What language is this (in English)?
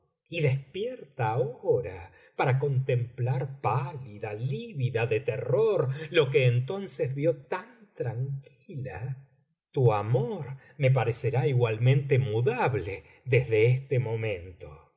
Spanish